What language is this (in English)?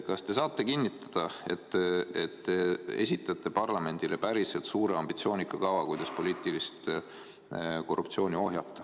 Estonian